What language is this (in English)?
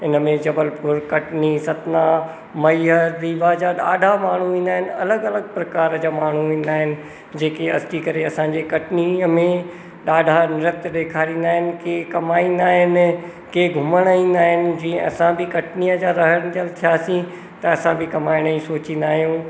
Sindhi